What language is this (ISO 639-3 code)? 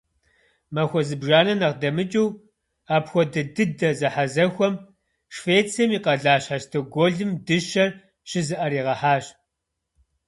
kbd